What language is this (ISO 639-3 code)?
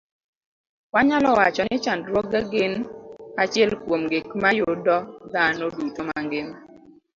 luo